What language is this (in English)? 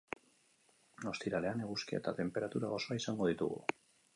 Basque